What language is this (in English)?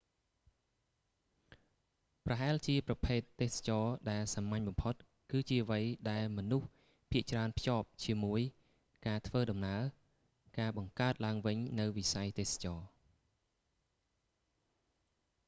Khmer